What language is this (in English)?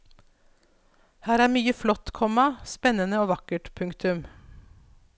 Norwegian